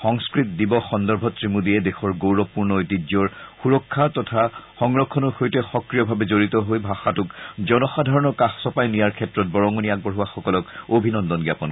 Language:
Assamese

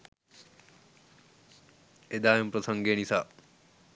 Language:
Sinhala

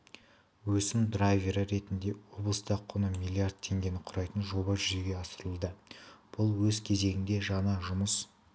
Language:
Kazakh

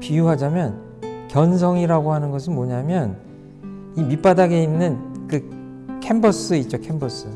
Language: Korean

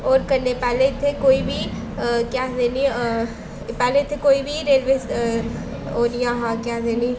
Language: Dogri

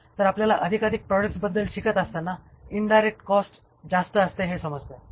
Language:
Marathi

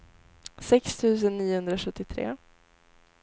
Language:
Swedish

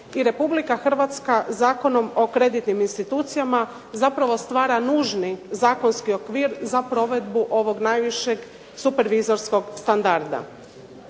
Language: Croatian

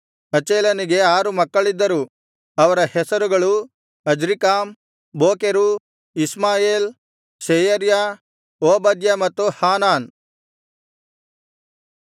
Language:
Kannada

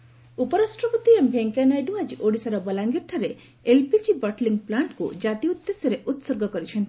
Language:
Odia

